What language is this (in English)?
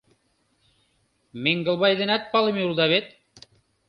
Mari